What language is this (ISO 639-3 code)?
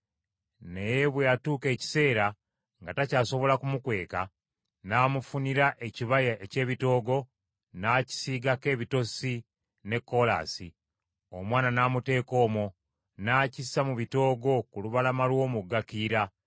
lug